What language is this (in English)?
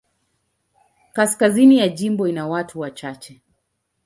Swahili